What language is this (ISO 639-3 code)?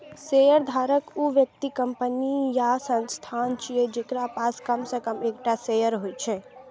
mai